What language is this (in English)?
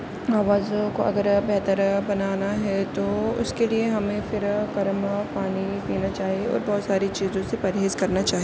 Urdu